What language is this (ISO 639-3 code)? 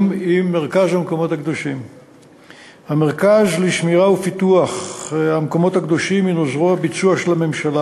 heb